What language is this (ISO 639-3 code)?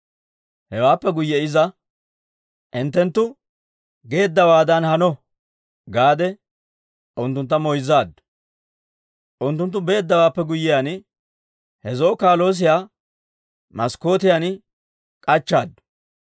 dwr